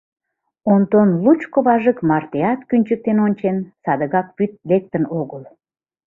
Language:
Mari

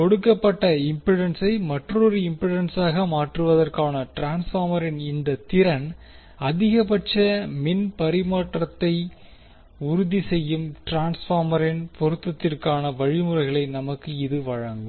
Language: Tamil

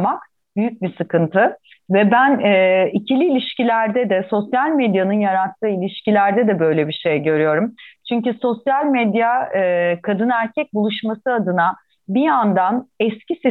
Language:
Turkish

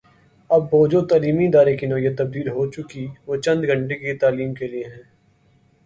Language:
Urdu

